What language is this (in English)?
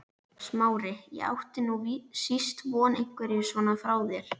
Icelandic